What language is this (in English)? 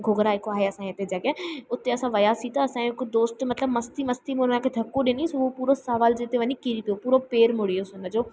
Sindhi